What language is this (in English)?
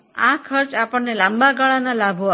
Gujarati